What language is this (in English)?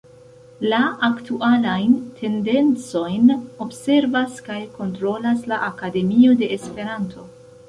Esperanto